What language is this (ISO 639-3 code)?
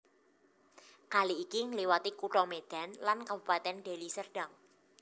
jav